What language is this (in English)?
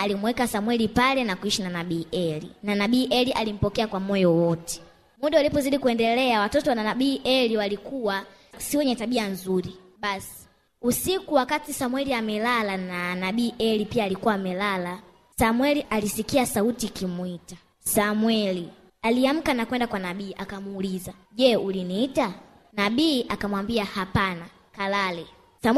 Swahili